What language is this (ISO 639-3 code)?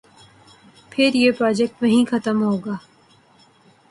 urd